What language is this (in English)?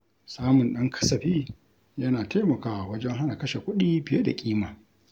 Hausa